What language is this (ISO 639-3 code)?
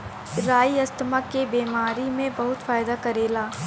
bho